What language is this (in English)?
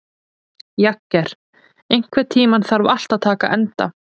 Icelandic